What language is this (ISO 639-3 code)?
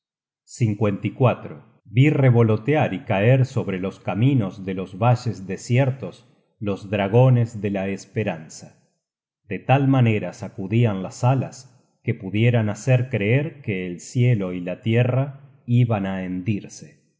spa